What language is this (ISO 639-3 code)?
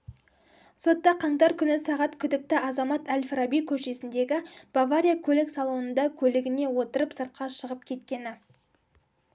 kaz